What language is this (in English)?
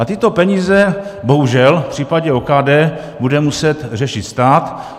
Czech